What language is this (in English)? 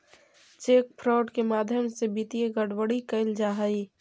Magahi